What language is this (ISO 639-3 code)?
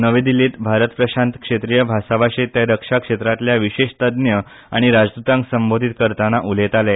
kok